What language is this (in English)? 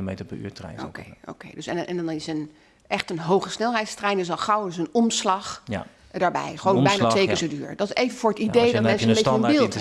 Dutch